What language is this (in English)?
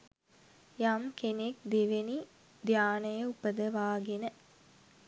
Sinhala